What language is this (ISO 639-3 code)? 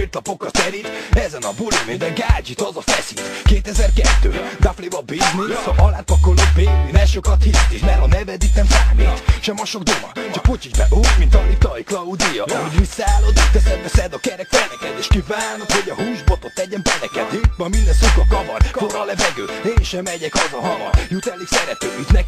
hun